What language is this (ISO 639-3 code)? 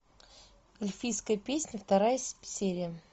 rus